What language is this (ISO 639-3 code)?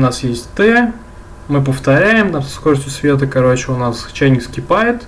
rus